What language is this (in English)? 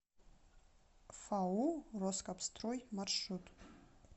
Russian